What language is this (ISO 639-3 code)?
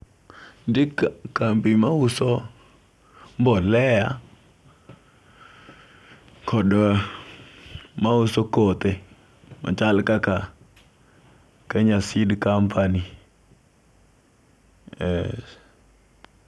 luo